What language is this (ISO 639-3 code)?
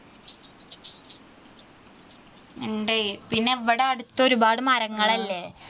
mal